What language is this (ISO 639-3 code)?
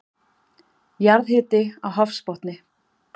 isl